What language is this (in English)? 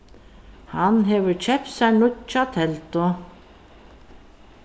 Faroese